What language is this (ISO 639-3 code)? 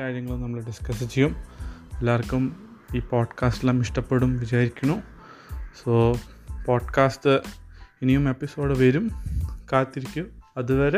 mal